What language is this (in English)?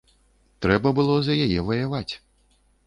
Belarusian